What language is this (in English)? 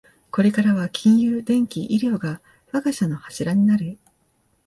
Japanese